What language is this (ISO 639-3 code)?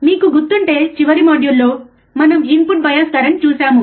tel